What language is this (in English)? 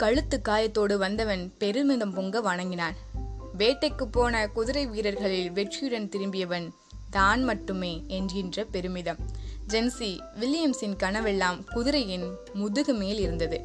Tamil